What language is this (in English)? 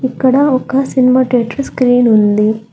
Telugu